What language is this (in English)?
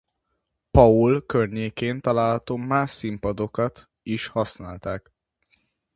Hungarian